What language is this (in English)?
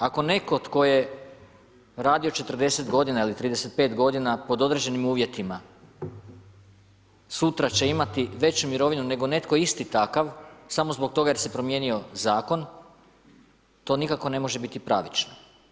Croatian